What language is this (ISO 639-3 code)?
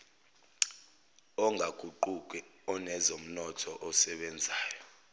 zul